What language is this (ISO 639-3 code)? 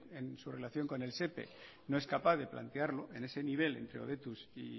spa